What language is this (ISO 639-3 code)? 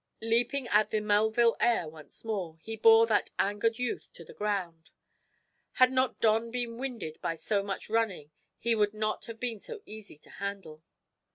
eng